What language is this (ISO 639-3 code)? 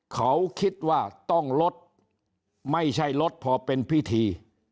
tha